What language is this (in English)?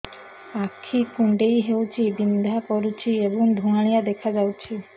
Odia